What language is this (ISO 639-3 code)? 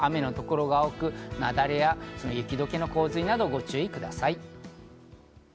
jpn